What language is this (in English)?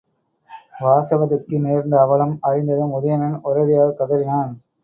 Tamil